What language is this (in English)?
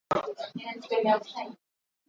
Hakha Chin